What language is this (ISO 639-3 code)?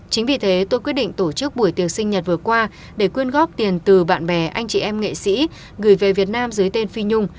vie